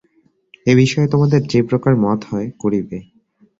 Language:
Bangla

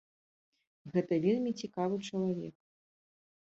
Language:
Belarusian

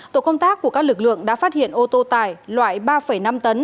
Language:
Vietnamese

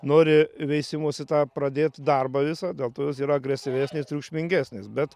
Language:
Lithuanian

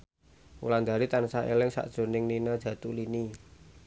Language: Javanese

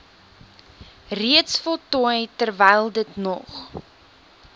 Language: Afrikaans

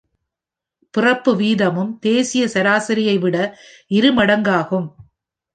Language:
Tamil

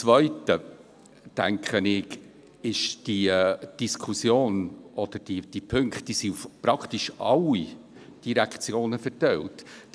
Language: Swiss German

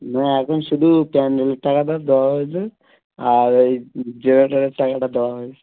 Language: Bangla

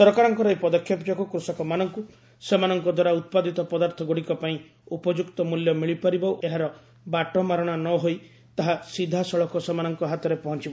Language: Odia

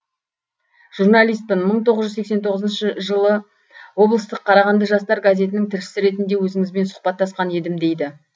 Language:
Kazakh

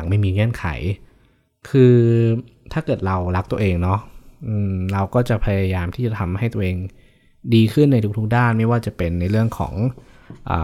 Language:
Thai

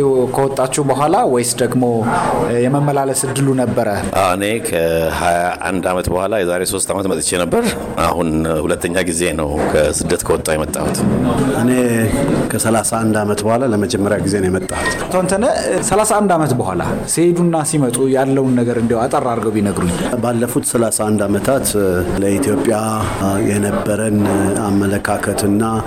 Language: Amharic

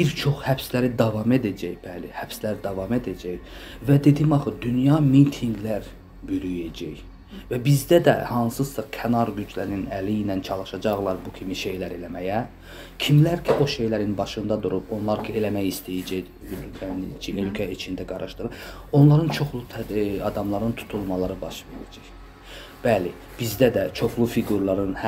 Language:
Turkish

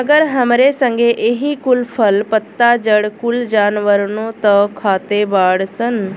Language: Bhojpuri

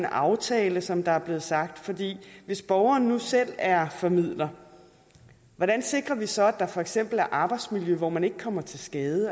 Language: Danish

